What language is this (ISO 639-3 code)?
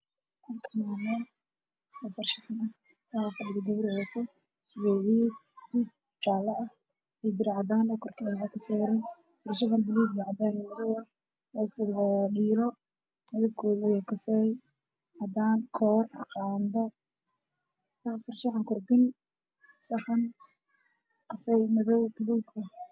som